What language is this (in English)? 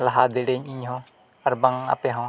Santali